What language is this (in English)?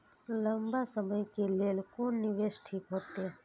Maithili